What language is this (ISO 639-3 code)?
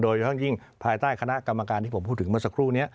tha